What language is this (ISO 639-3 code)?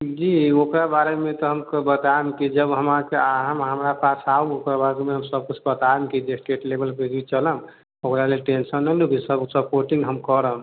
mai